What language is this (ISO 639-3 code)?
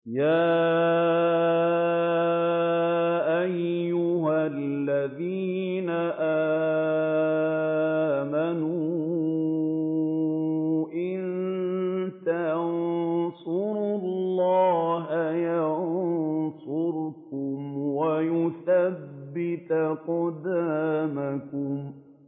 ara